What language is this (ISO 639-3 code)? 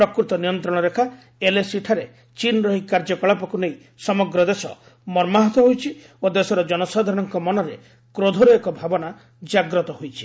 ori